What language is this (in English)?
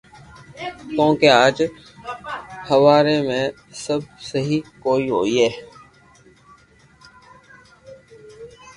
Loarki